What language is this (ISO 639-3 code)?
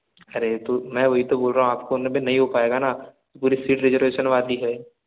hin